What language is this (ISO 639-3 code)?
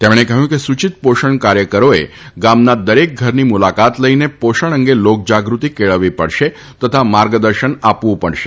guj